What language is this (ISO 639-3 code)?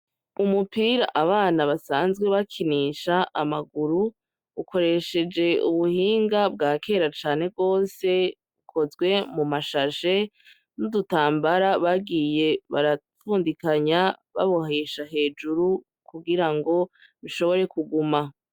run